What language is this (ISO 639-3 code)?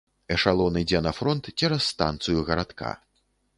bel